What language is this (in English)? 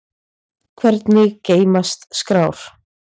Icelandic